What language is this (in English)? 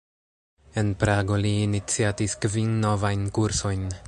Esperanto